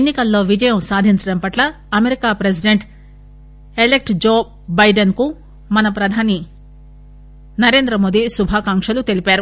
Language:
Telugu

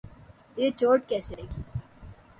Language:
Urdu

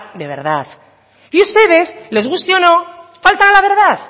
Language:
Spanish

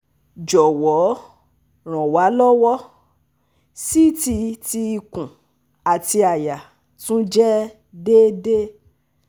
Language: Yoruba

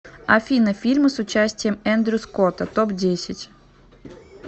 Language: Russian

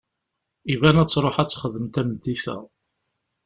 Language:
Kabyle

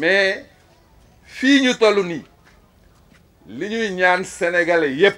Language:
French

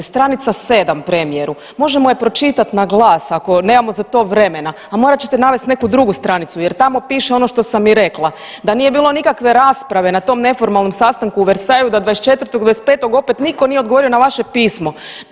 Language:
Croatian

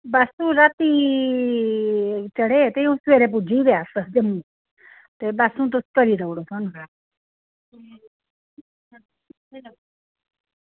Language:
Dogri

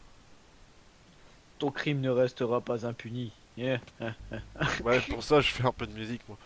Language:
French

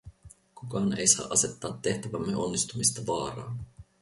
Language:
Finnish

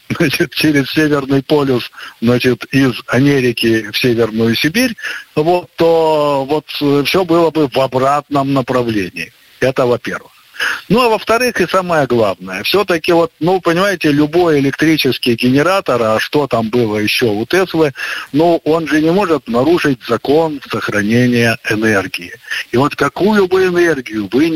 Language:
Russian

